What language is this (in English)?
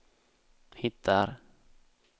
Swedish